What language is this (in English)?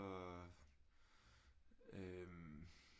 Danish